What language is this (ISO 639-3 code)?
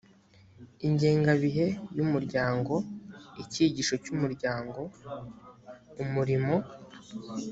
kin